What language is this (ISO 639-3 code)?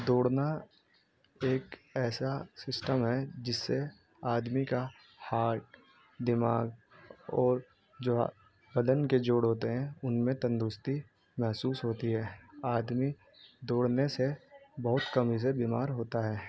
urd